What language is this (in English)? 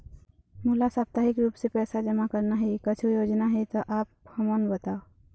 Chhattisgarhi